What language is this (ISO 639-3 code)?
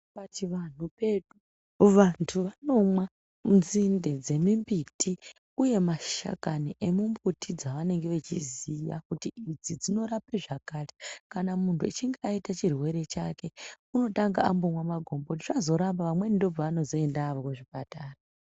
ndc